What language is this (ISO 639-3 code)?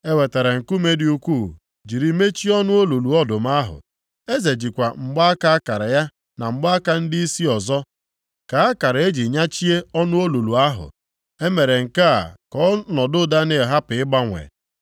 ibo